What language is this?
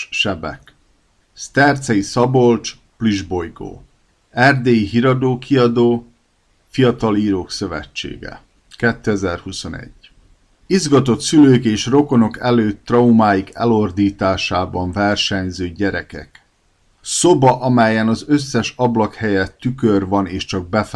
Hungarian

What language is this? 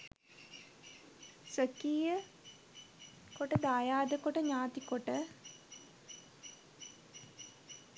Sinhala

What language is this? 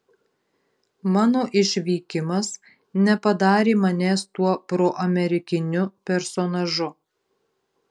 Lithuanian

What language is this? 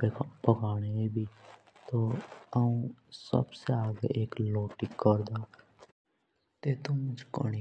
Jaunsari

